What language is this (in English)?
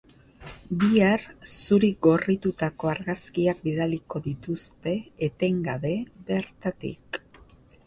Basque